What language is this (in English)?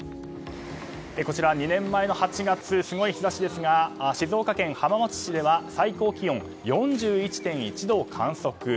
Japanese